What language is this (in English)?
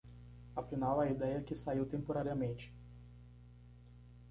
Portuguese